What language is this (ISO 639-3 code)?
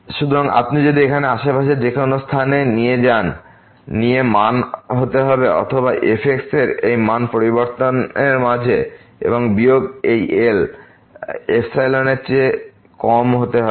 ben